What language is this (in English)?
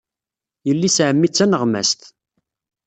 Kabyle